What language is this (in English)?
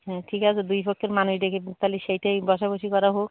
Bangla